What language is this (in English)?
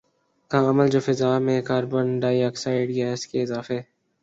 Urdu